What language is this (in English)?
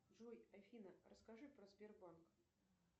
Russian